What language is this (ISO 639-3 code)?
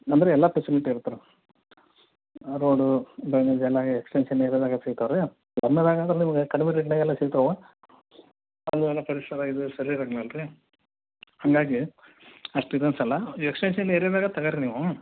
kan